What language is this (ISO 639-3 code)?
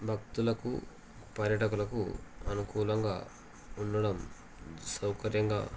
tel